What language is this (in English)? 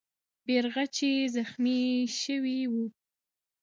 Pashto